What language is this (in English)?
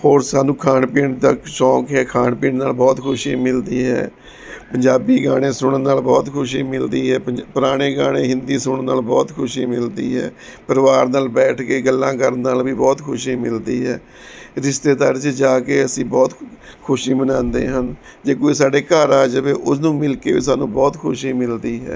Punjabi